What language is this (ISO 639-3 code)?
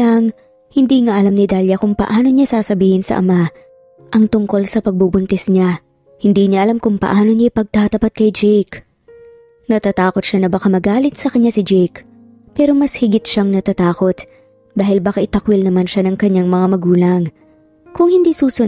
fil